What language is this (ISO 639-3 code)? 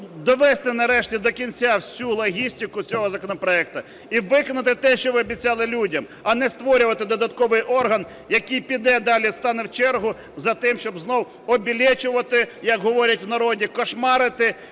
ukr